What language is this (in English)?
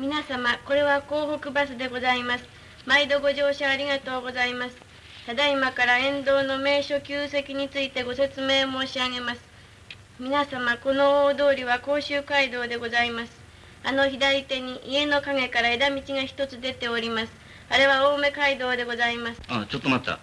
Japanese